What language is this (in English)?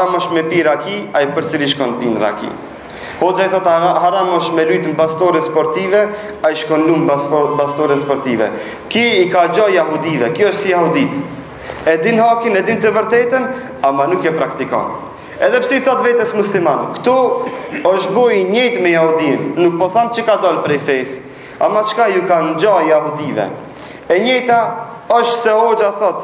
Romanian